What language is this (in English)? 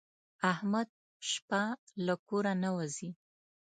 Pashto